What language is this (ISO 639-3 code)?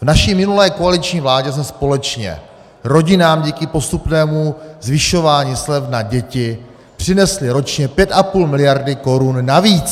ces